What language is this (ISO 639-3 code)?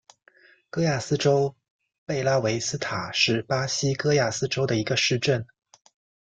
zho